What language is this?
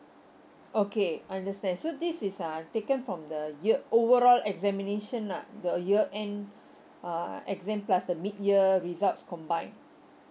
English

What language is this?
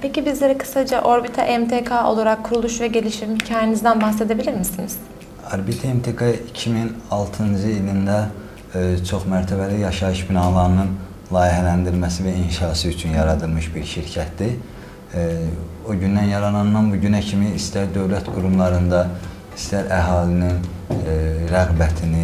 Turkish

